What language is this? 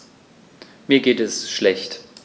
German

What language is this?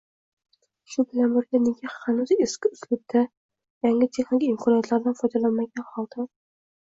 Uzbek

